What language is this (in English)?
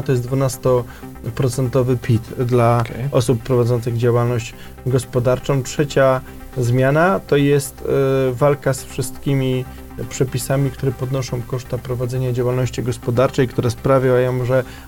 Polish